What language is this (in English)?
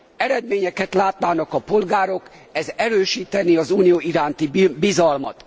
Hungarian